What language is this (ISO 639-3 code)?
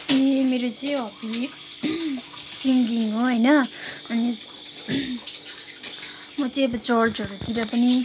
nep